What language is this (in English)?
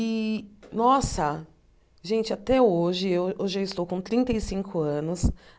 Portuguese